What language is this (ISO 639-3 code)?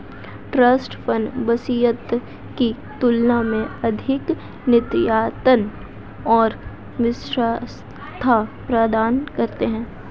hin